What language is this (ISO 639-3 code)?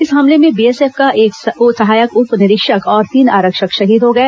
hin